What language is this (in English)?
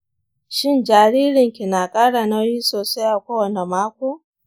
Hausa